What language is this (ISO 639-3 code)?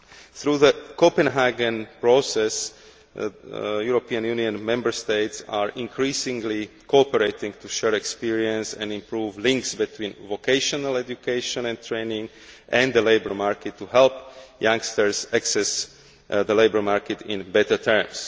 eng